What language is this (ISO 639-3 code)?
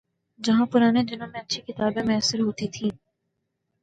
urd